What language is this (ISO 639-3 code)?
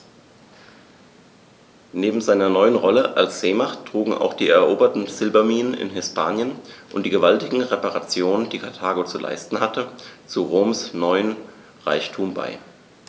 deu